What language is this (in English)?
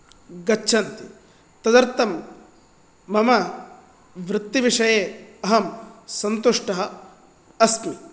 Sanskrit